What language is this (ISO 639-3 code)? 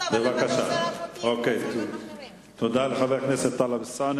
heb